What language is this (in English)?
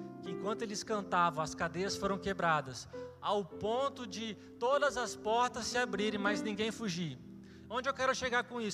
Portuguese